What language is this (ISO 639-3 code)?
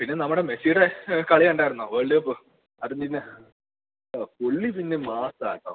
mal